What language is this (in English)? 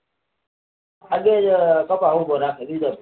Gujarati